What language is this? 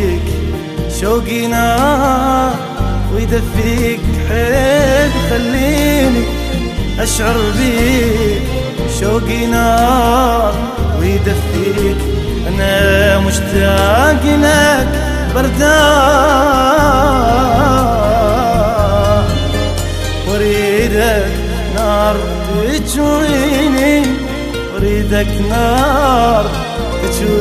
Arabic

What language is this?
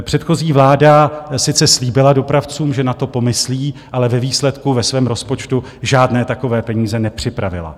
Czech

